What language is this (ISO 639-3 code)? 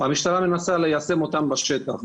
heb